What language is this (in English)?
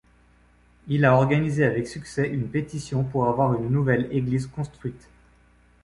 French